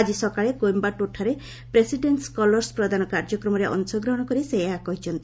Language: Odia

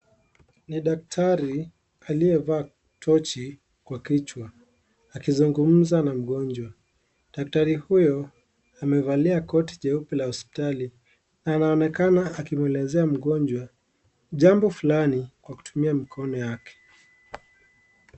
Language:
Swahili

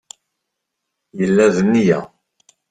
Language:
Kabyle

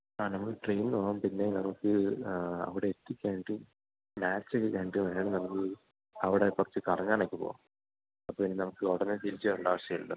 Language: Malayalam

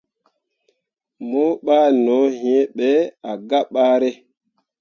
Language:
Mundang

